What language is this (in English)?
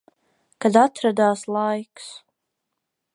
Latvian